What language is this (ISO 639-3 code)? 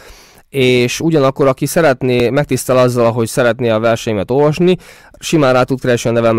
hun